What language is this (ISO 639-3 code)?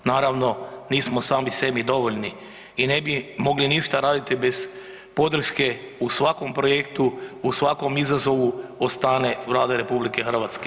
hrv